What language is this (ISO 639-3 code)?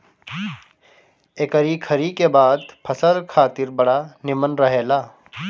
bho